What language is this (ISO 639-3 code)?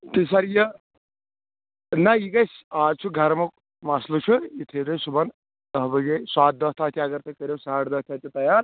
kas